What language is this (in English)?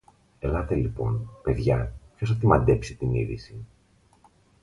Greek